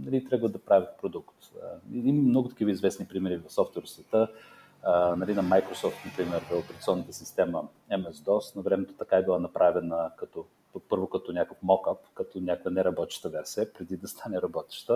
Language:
Bulgarian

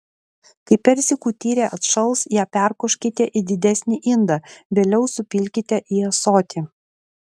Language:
Lithuanian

